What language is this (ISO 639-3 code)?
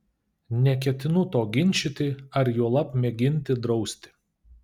lit